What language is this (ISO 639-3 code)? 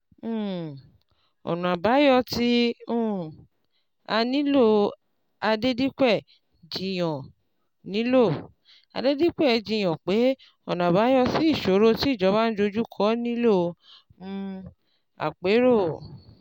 yor